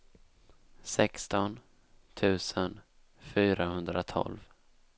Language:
Swedish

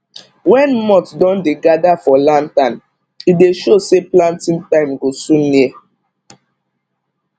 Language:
Nigerian Pidgin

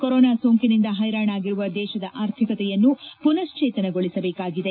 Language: Kannada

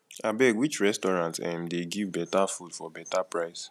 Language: Nigerian Pidgin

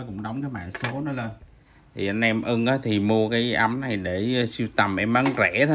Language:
Vietnamese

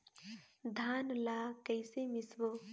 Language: Chhattisgarhi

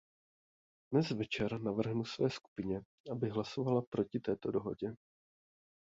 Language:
Czech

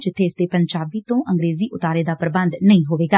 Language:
Punjabi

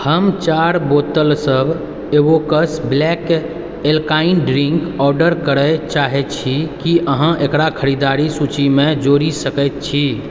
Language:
Maithili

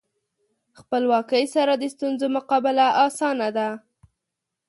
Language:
Pashto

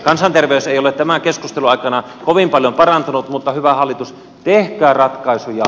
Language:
Finnish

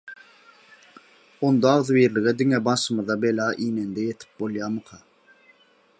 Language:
Turkmen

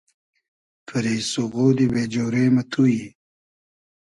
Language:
Hazaragi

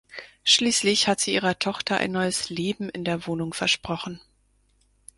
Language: German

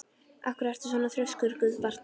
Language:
Icelandic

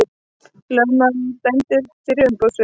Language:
Icelandic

